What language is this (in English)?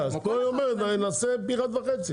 Hebrew